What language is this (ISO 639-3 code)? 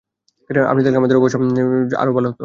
ben